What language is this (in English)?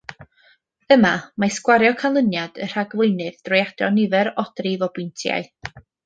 Welsh